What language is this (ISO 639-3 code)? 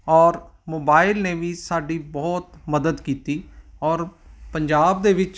pan